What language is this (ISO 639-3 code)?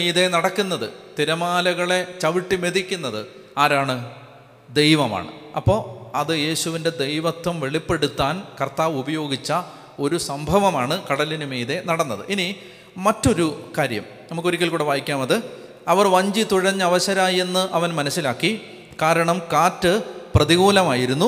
mal